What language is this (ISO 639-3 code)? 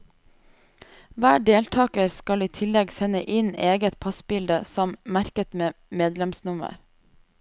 nor